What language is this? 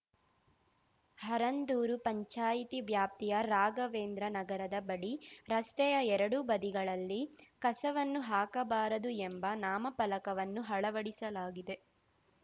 Kannada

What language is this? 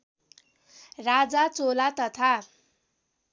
Nepali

